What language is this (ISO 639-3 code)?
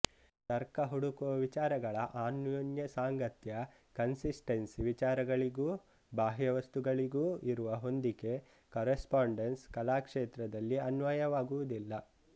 kan